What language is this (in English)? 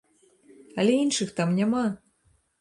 Belarusian